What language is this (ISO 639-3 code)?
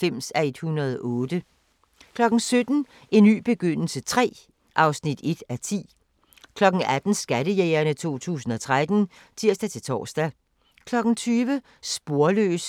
dan